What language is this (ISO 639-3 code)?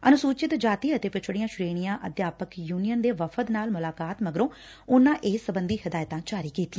pan